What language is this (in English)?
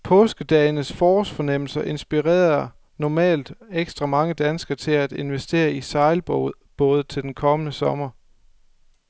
Danish